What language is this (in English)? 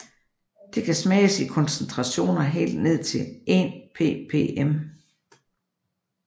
Danish